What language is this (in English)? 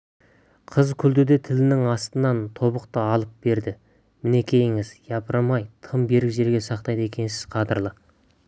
Kazakh